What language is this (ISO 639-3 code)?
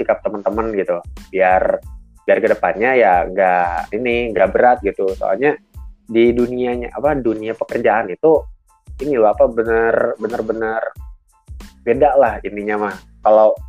ind